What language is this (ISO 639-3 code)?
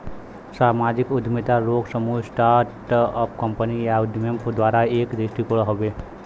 bho